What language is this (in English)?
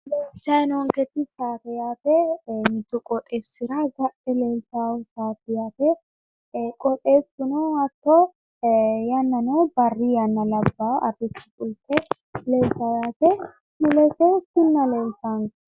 Sidamo